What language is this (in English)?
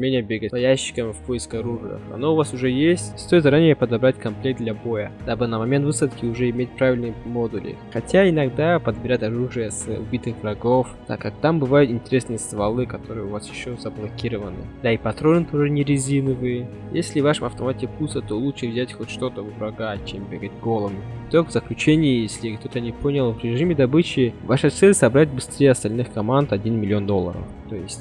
Russian